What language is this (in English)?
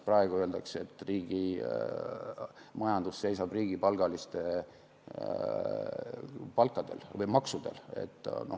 Estonian